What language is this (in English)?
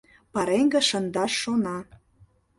Mari